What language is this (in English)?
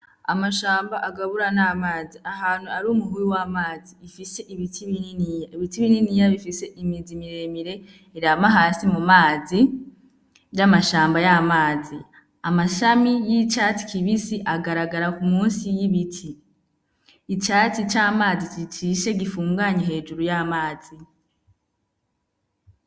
Rundi